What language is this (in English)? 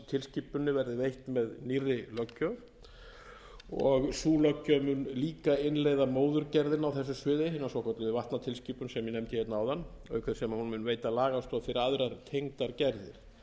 Icelandic